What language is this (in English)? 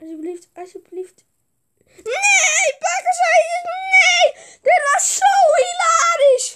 Dutch